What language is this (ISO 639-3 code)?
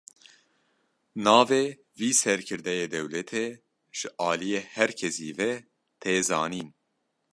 kur